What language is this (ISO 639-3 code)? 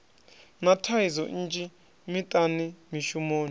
ven